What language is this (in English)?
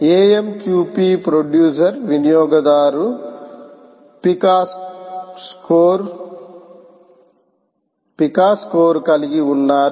Telugu